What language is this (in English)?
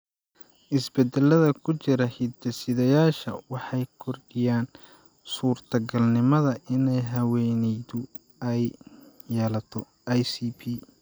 Somali